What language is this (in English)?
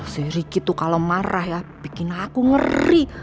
Indonesian